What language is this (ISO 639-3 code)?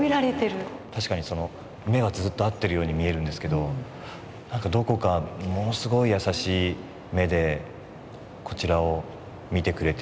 jpn